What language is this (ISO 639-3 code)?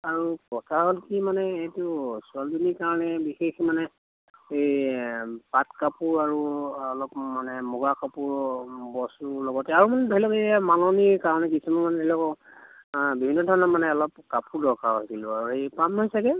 asm